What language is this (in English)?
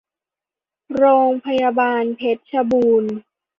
Thai